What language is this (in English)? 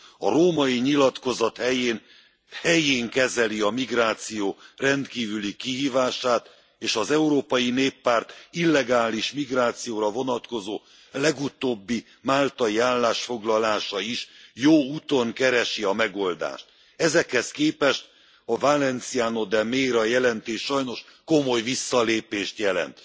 Hungarian